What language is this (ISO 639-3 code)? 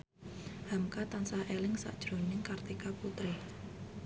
jav